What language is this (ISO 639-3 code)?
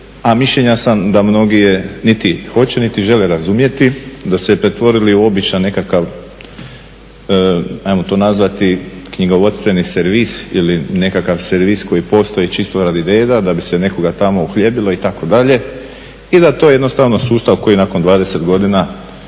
hrv